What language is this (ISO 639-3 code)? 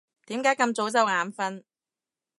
yue